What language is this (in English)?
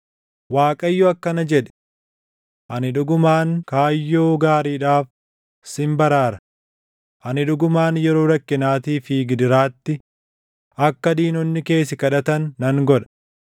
Oromo